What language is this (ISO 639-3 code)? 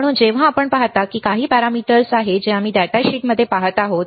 mar